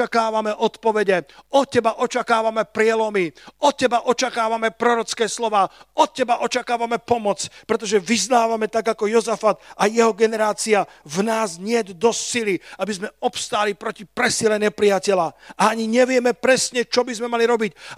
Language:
Slovak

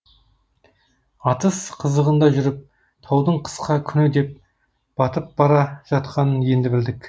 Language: Kazakh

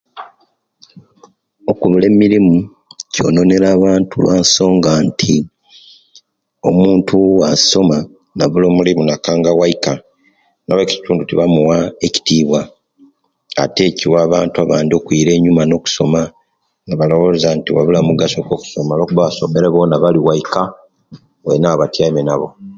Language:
Kenyi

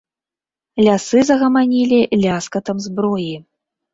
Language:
Belarusian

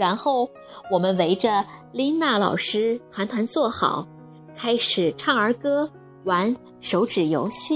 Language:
Chinese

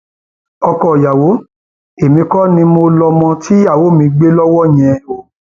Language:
Yoruba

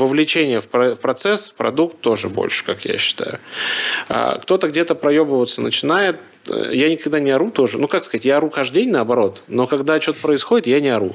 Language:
Russian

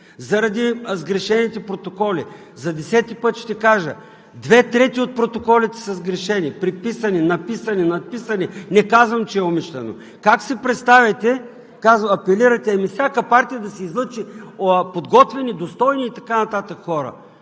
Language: Bulgarian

